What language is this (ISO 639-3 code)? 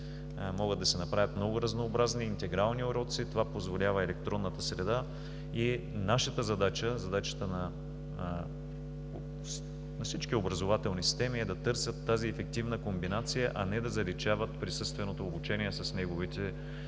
bul